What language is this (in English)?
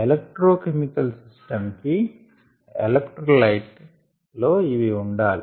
Telugu